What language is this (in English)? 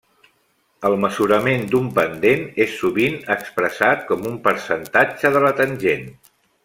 Catalan